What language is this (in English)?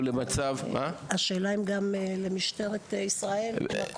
Hebrew